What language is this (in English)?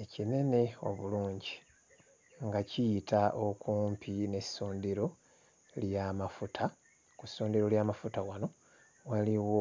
Ganda